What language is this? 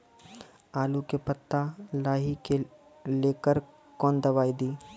Maithili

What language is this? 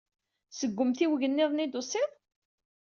Kabyle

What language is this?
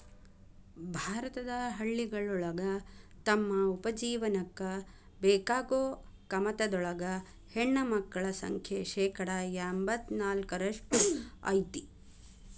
Kannada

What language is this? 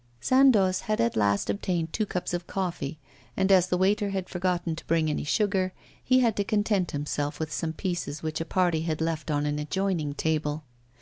English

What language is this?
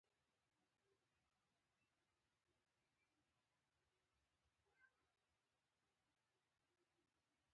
Pashto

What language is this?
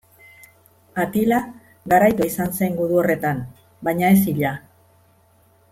Basque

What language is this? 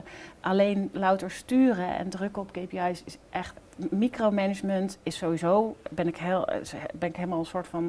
Dutch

